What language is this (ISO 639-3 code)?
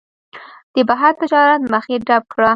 pus